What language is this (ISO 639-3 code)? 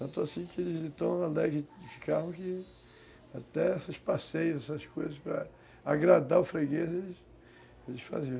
por